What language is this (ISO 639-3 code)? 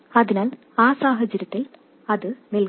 mal